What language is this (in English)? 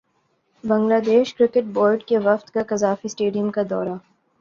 Urdu